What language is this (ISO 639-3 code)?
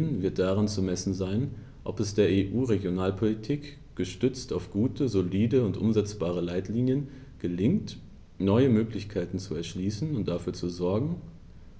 deu